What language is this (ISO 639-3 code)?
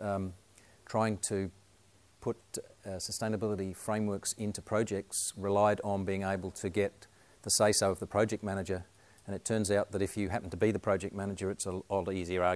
eng